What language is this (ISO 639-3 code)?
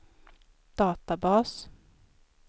swe